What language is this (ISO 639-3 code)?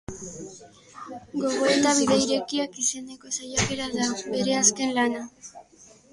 eus